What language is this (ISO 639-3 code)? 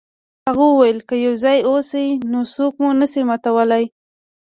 pus